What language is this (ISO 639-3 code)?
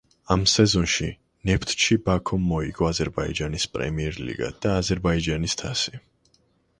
kat